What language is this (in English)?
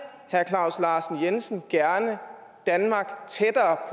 Danish